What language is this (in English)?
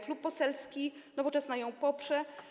Polish